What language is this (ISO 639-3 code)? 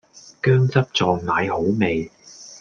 yue